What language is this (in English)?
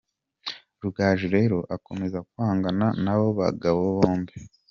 Kinyarwanda